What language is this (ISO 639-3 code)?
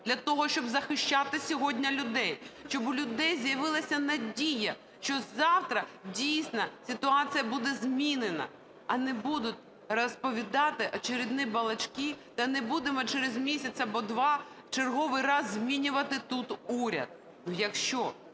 ukr